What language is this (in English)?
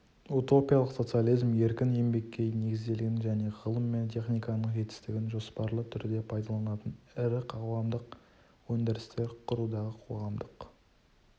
Kazakh